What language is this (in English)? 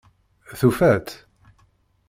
Kabyle